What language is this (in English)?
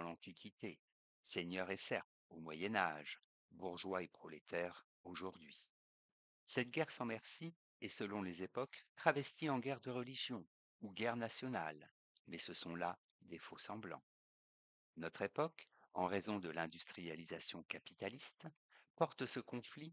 French